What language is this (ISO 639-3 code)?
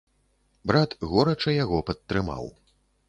bel